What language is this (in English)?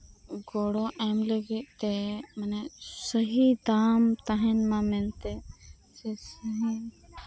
Santali